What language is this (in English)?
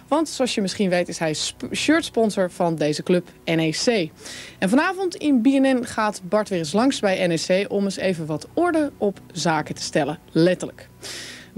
Dutch